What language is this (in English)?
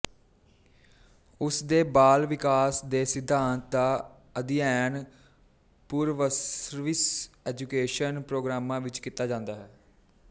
Punjabi